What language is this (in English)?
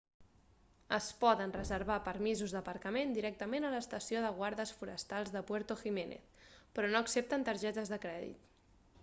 Catalan